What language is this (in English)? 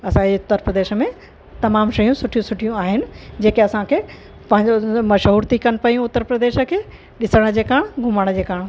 Sindhi